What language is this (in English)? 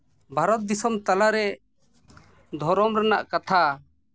Santali